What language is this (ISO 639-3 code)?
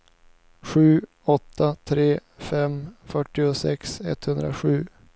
swe